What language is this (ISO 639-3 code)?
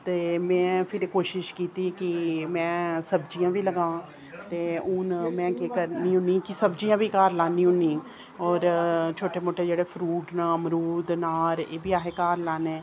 doi